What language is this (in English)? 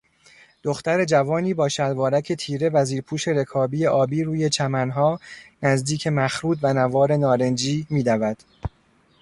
Persian